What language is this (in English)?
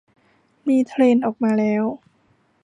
Thai